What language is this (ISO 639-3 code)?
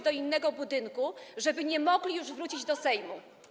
pol